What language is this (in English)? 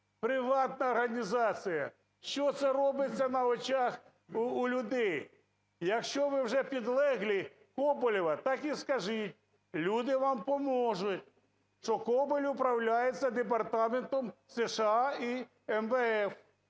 Ukrainian